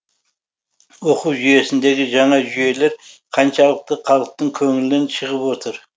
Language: Kazakh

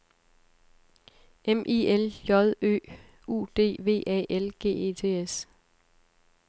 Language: Danish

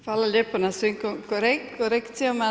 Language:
Croatian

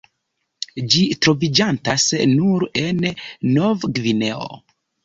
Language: Esperanto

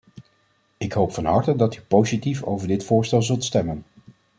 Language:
Dutch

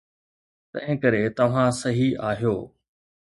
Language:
Sindhi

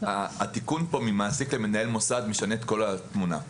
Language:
Hebrew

